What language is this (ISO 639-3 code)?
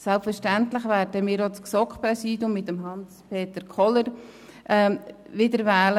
gsw